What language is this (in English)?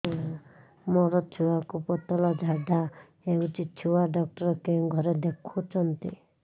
Odia